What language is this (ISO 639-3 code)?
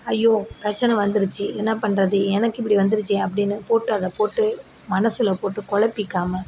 tam